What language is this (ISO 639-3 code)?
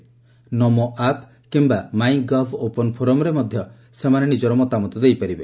ori